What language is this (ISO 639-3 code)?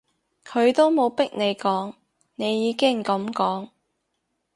yue